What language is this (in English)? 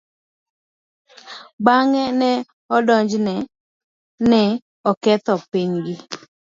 Luo (Kenya and Tanzania)